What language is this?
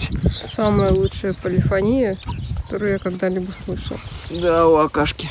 Russian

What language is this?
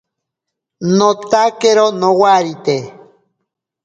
Ashéninka Perené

